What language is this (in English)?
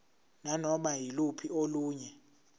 Zulu